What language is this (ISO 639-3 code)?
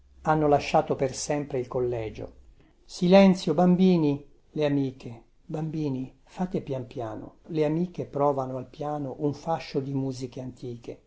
ita